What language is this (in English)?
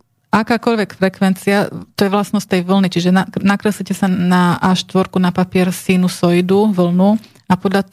Slovak